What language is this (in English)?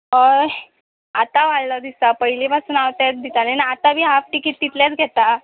Konkani